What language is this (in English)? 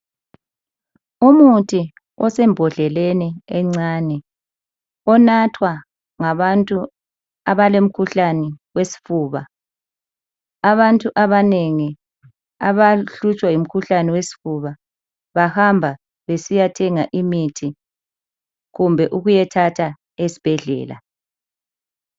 North Ndebele